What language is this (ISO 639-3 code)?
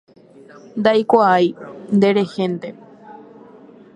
grn